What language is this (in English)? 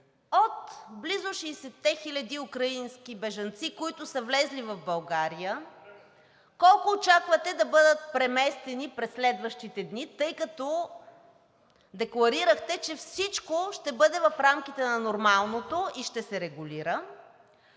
Bulgarian